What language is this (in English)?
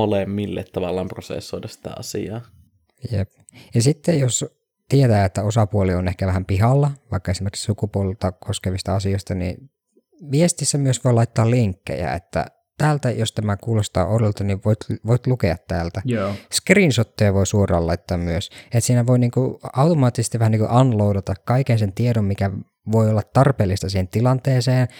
Finnish